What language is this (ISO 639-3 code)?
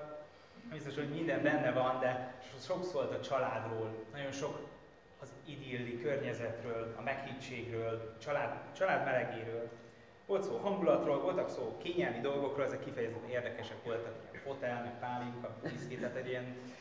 hun